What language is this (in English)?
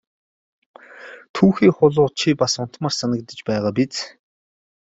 Mongolian